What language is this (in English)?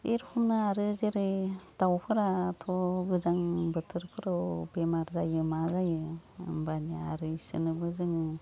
Bodo